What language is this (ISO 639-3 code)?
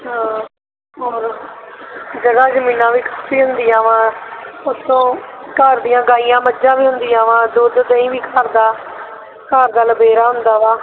pan